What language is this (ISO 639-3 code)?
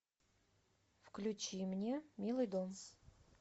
rus